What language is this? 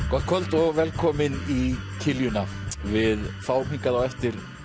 Icelandic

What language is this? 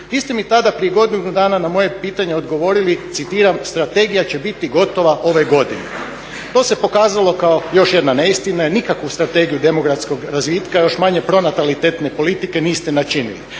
Croatian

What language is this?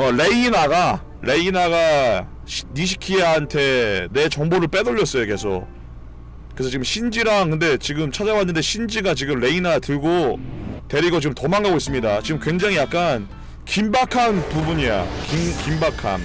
Korean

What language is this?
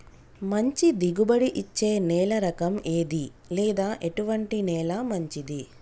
Telugu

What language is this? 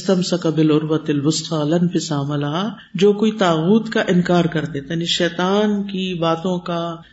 Urdu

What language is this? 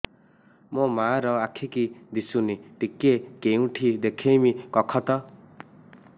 Odia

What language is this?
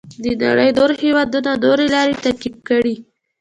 Pashto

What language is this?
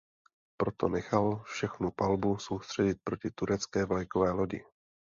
Czech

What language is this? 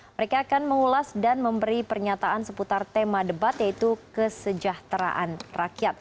Indonesian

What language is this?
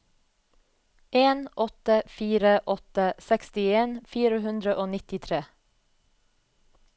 Norwegian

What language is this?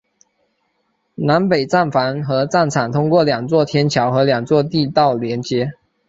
Chinese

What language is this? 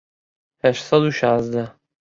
Central Kurdish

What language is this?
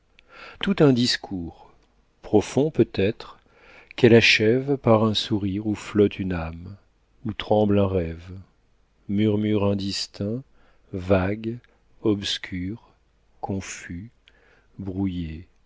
French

